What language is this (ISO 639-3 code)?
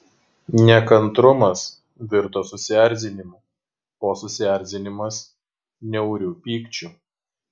lit